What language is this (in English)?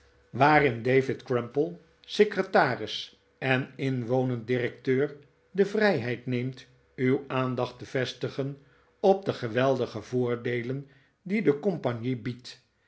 Dutch